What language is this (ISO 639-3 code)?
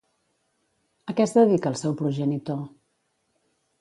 cat